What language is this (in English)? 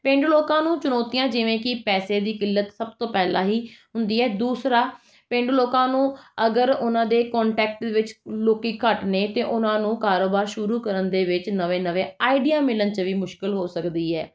Punjabi